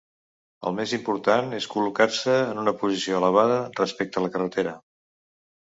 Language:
Catalan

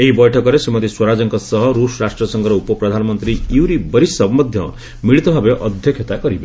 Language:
Odia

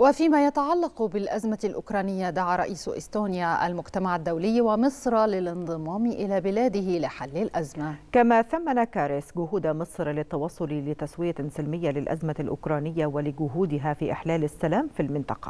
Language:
Arabic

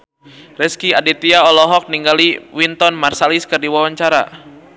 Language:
Sundanese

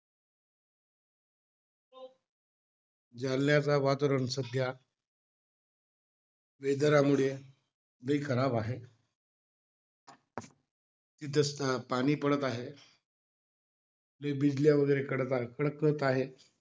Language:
Marathi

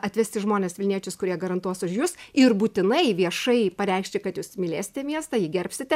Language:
Lithuanian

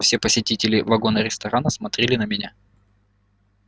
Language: Russian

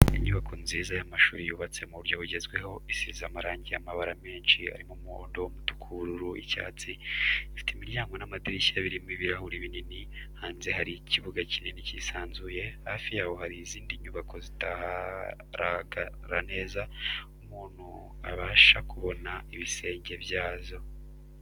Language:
Kinyarwanda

